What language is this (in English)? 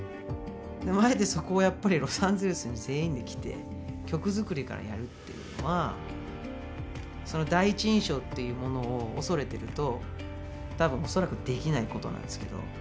Japanese